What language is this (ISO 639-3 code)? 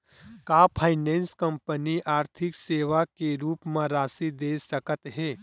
hne